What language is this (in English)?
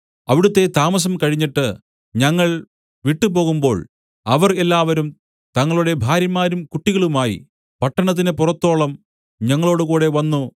Malayalam